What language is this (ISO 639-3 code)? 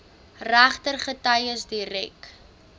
afr